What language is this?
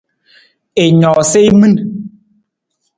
Nawdm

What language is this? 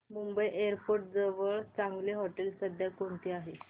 Marathi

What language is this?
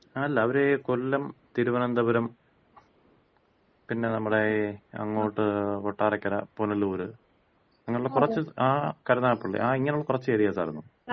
Malayalam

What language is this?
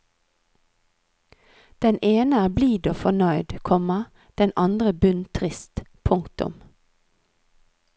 Norwegian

